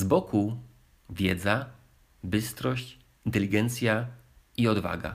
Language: Polish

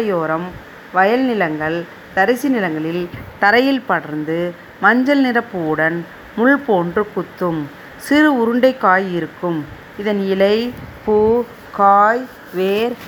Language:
Tamil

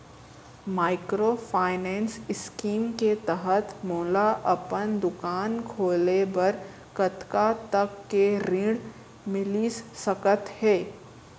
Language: Chhattisgarhi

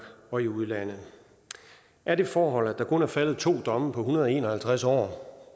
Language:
Danish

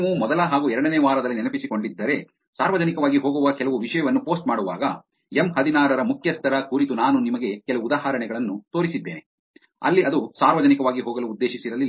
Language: Kannada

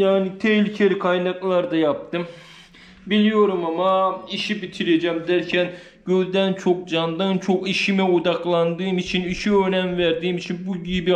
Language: Turkish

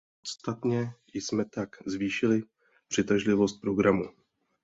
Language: Czech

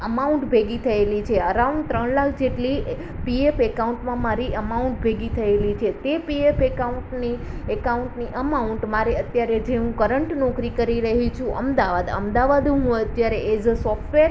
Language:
Gujarati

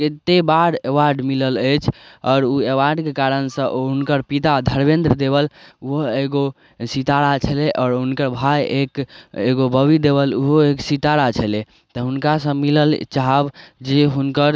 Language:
Maithili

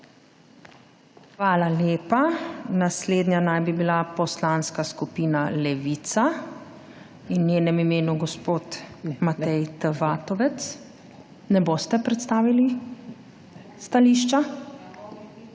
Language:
Slovenian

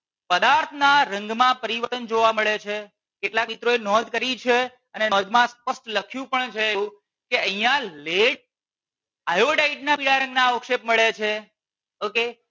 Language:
Gujarati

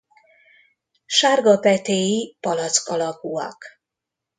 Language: Hungarian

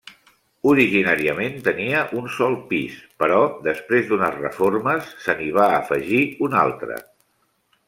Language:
Catalan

